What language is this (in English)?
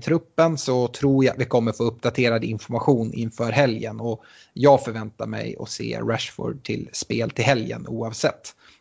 Swedish